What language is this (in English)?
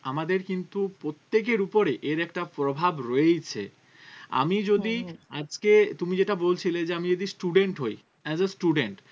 Bangla